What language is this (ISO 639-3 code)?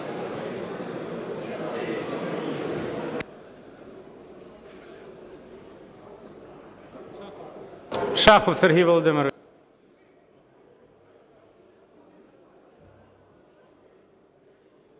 ukr